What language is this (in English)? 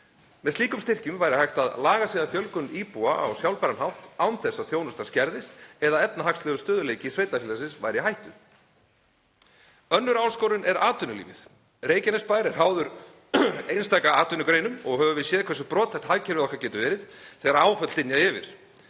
Icelandic